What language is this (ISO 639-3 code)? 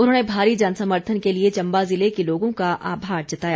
hin